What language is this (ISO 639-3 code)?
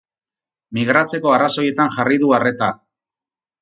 eus